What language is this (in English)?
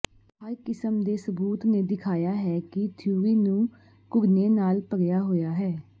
Punjabi